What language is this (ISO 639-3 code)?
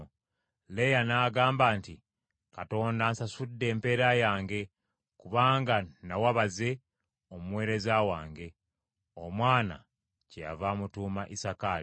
lug